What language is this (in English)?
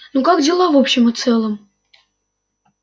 Russian